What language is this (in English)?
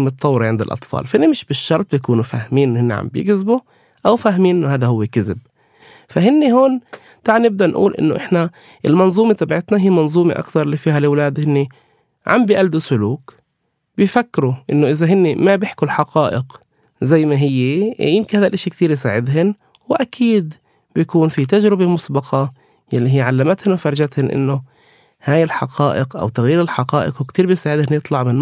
Arabic